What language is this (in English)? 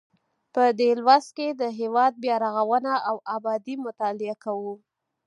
Pashto